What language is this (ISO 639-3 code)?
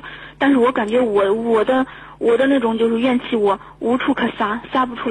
zho